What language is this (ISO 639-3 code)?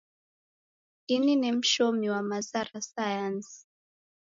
dav